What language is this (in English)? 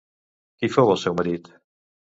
Catalan